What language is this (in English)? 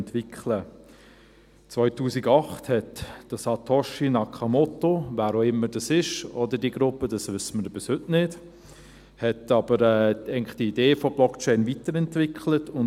Swiss German